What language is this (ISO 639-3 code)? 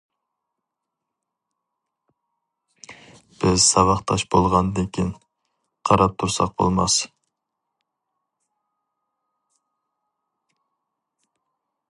uig